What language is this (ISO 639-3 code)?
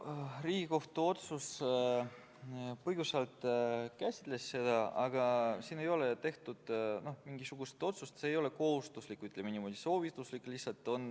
est